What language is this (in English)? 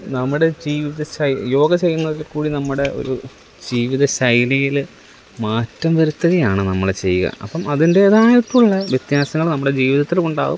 Malayalam